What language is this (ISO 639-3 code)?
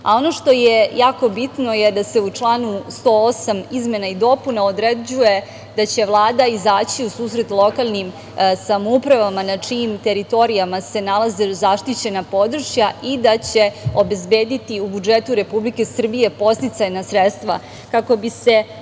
srp